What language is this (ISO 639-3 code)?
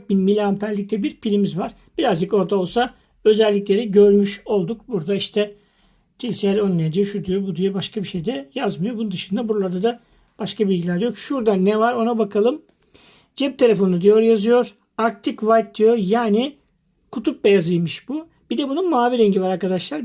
tur